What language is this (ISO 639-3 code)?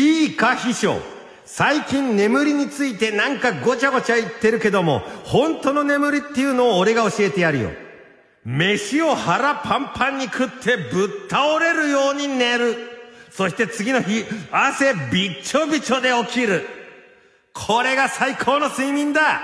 jpn